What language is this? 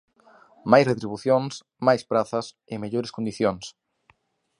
Galician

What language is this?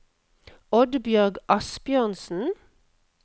Norwegian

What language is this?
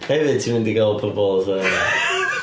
Welsh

